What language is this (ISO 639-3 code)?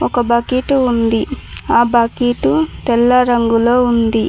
tel